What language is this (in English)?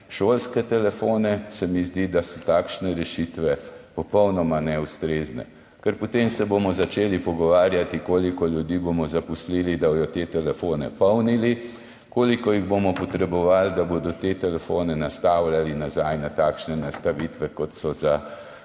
Slovenian